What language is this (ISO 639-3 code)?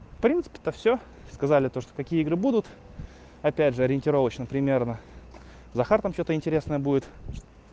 rus